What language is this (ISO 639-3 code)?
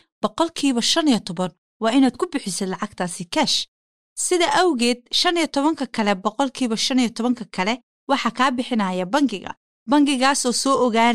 swa